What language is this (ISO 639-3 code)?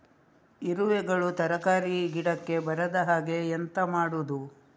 kan